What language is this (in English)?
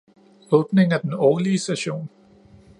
Danish